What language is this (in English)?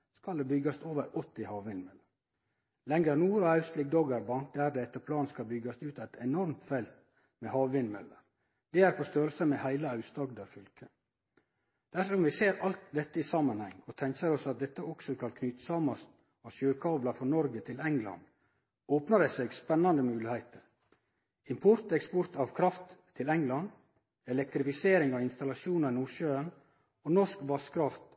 Norwegian Nynorsk